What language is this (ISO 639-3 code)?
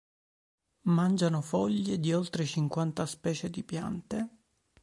ita